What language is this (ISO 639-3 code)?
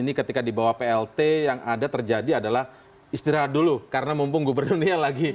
ind